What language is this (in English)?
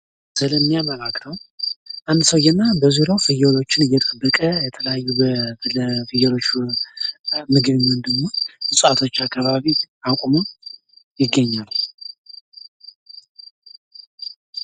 Amharic